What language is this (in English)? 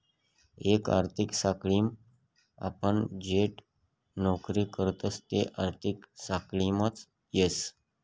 Marathi